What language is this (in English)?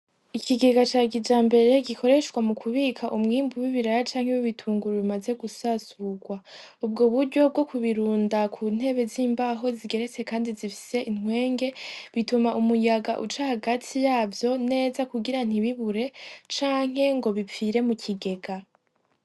Rundi